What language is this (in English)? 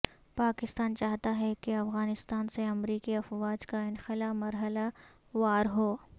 Urdu